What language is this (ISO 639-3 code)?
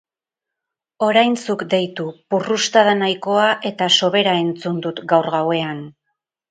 eus